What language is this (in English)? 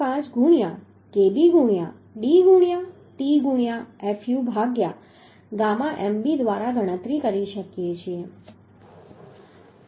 Gujarati